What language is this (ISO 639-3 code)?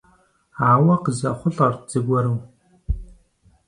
kbd